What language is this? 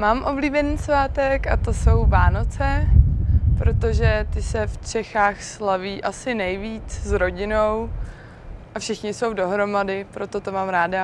Czech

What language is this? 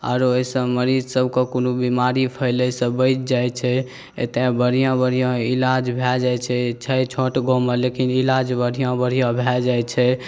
Maithili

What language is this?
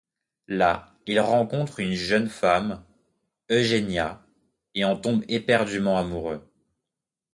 French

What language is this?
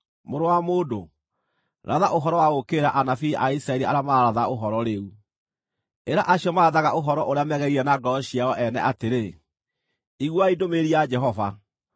Kikuyu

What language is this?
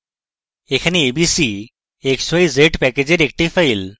Bangla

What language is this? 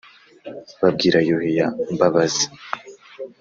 Kinyarwanda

